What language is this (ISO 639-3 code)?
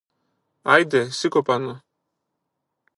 ell